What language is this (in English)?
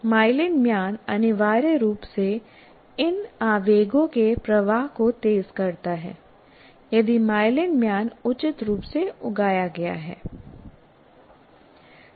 Hindi